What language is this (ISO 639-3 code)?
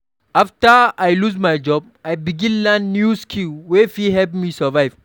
pcm